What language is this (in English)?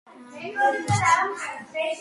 Georgian